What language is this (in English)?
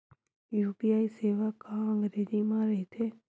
Chhattisgarhi